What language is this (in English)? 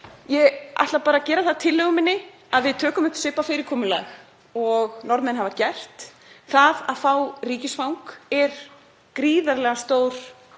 Icelandic